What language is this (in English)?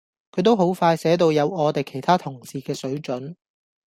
Cantonese